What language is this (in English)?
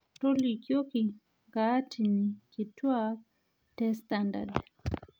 Masai